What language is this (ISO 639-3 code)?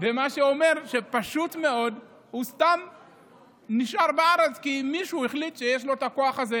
heb